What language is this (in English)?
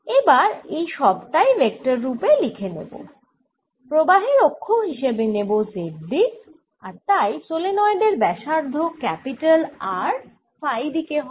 Bangla